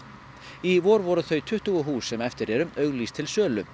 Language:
Icelandic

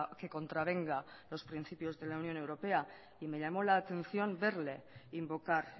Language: Spanish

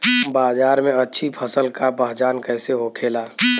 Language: Bhojpuri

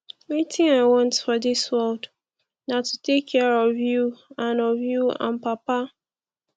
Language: Nigerian Pidgin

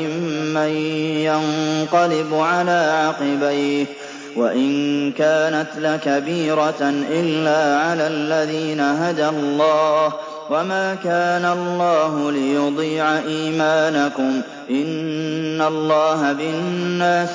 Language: Arabic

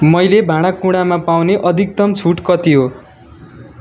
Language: Nepali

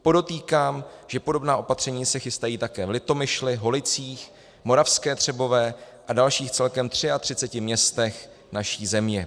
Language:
Czech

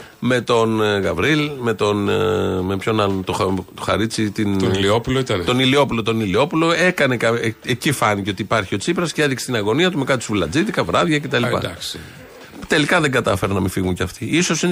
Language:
Greek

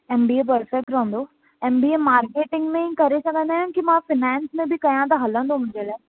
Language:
Sindhi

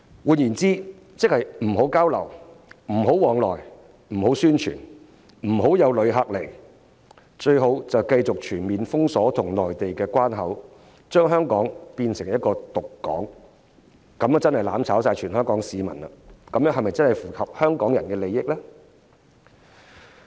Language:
Cantonese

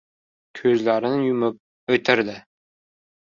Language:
Uzbek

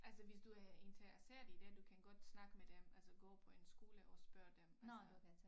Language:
Danish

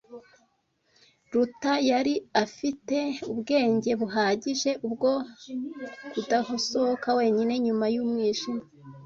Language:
Kinyarwanda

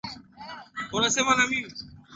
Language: Swahili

